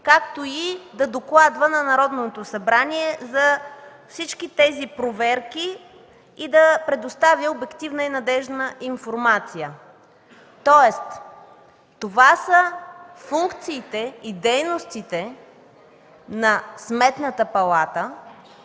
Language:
Bulgarian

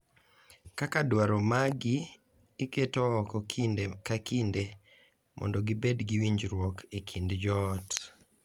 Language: Luo (Kenya and Tanzania)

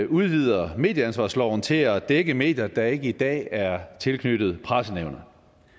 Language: Danish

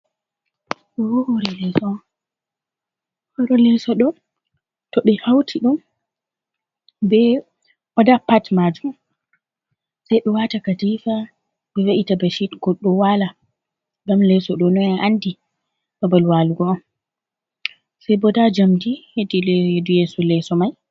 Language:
Fula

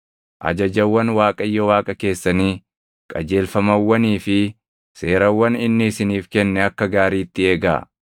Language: Oromo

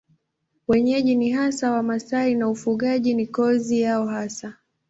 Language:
Swahili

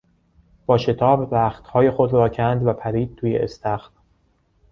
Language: Persian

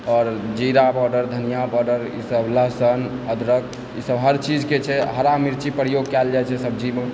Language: Maithili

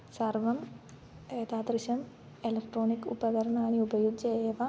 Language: Sanskrit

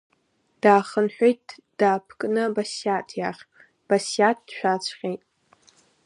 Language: Abkhazian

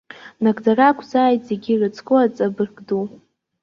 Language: Abkhazian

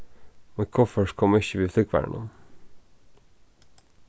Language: Faroese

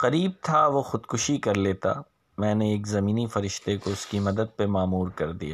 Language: Urdu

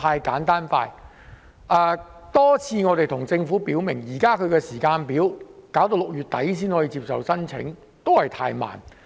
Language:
Cantonese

